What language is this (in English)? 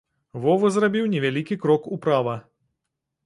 Belarusian